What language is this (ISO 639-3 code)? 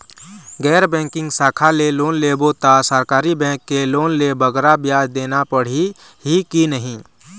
hne